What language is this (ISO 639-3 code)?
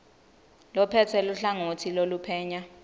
ssw